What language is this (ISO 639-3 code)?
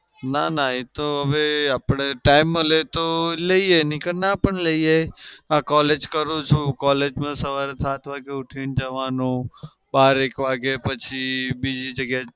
guj